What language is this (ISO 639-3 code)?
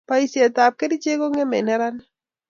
kln